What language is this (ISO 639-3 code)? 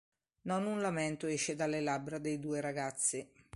ita